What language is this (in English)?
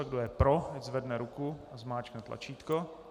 Czech